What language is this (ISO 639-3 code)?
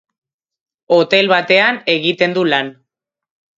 eus